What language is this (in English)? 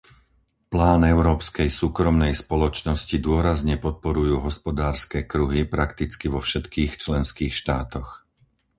Slovak